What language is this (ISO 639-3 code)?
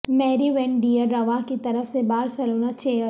urd